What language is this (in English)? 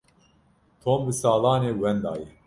Kurdish